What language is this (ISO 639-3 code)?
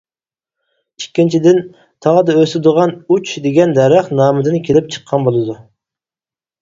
uig